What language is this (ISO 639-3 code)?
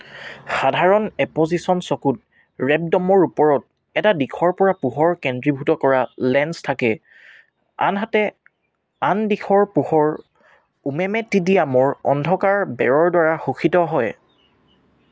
asm